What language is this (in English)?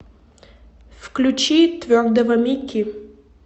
Russian